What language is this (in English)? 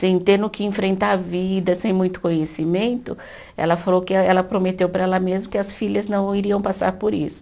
Portuguese